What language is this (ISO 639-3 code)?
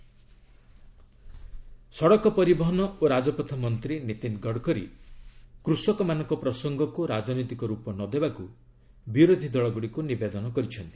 ori